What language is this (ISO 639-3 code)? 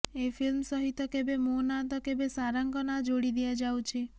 ori